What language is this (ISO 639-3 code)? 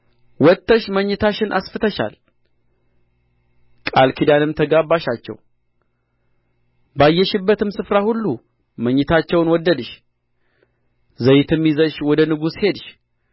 amh